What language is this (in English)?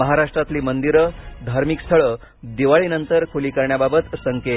Marathi